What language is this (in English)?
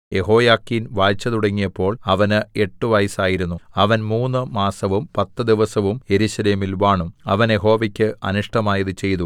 Malayalam